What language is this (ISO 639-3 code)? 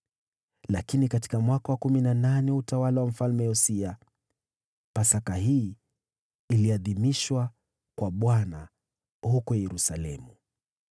swa